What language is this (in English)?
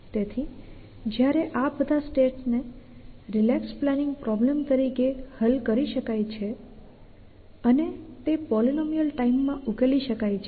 Gujarati